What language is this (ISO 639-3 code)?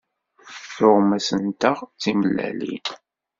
kab